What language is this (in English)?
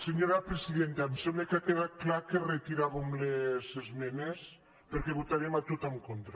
Catalan